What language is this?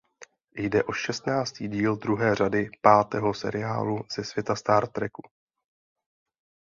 Czech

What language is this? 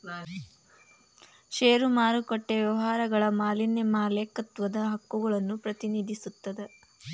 Kannada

